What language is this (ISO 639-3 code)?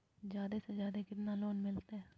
mag